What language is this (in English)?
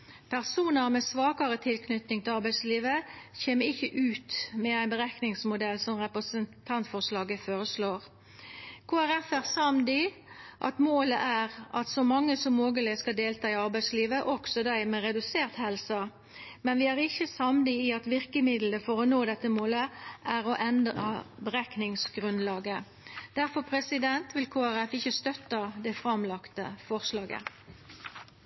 Norwegian Nynorsk